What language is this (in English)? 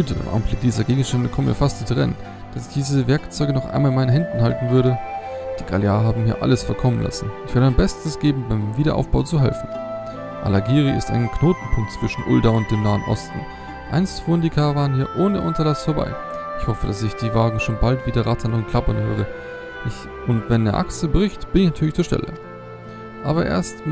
German